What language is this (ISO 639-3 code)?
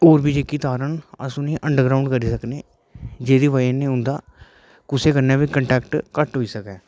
doi